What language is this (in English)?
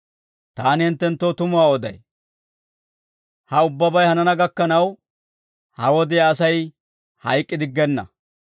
Dawro